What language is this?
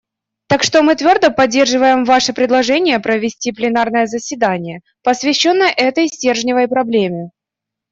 Russian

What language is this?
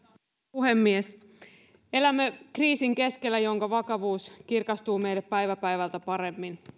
Finnish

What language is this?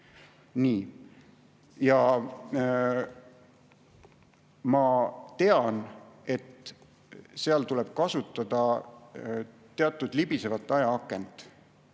Estonian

